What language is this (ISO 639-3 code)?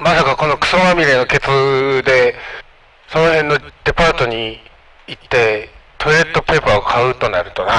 jpn